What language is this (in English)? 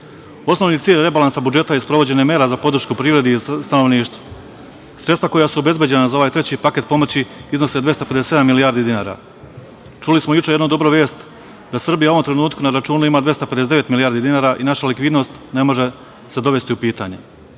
Serbian